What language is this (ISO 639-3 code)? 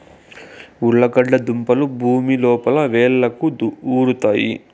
tel